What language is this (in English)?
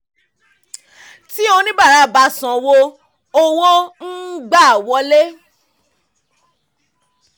Yoruba